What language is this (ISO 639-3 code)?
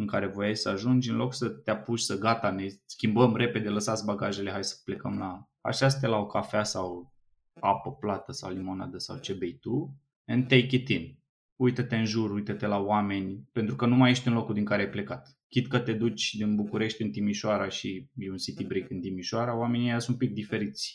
ron